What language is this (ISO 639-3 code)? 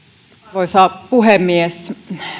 fin